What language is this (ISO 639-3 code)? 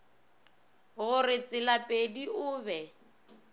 nso